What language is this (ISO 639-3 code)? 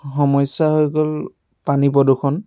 asm